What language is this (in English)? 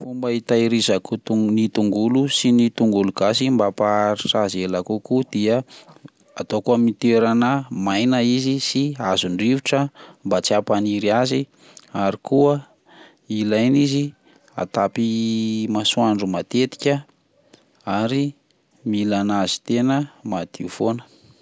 Malagasy